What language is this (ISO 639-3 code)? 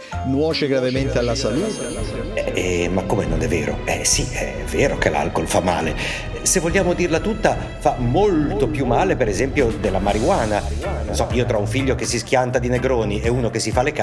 ita